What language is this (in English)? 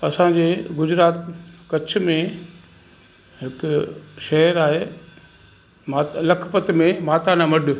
Sindhi